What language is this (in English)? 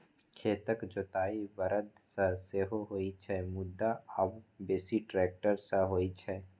Maithili